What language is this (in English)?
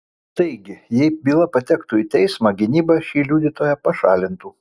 Lithuanian